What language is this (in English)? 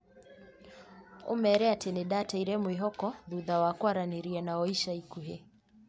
Kikuyu